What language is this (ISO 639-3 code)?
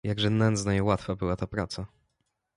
pol